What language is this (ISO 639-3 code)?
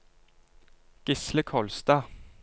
nor